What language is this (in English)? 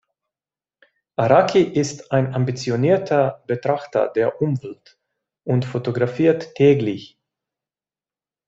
German